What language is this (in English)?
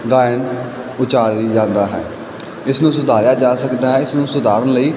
Punjabi